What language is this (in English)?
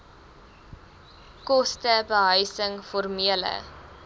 Afrikaans